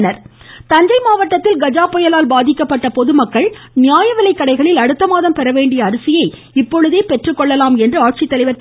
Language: Tamil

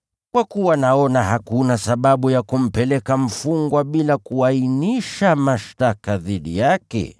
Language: Swahili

